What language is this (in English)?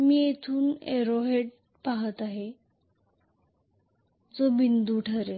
Marathi